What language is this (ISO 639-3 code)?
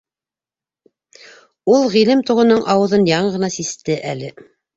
bak